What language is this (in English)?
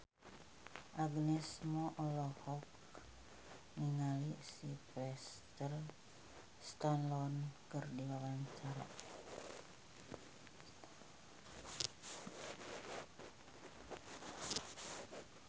Sundanese